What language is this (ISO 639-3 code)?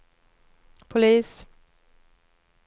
swe